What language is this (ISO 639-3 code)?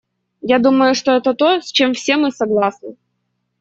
rus